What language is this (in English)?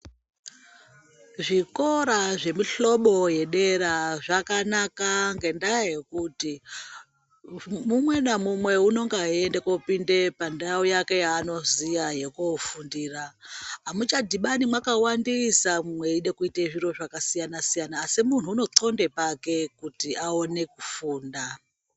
Ndau